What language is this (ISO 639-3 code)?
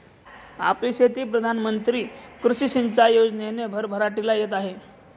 mar